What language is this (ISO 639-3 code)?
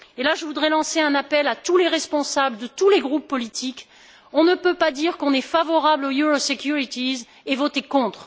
fra